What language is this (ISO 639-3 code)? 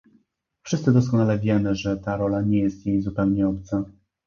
pol